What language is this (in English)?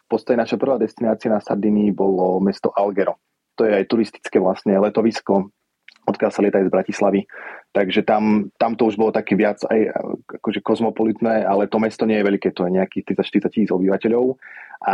Slovak